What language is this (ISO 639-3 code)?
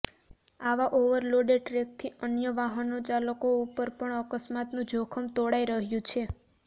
guj